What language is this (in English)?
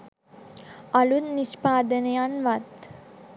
Sinhala